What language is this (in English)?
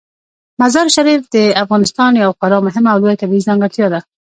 Pashto